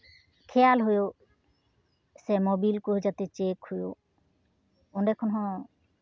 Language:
Santali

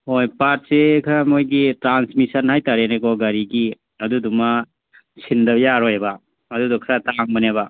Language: Manipuri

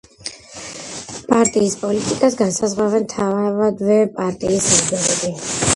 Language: Georgian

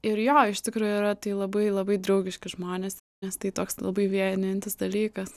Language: Lithuanian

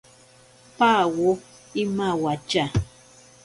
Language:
Ashéninka Perené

